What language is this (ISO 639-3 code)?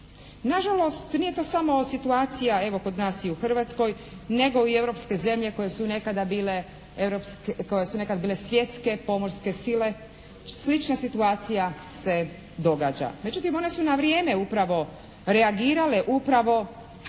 hrv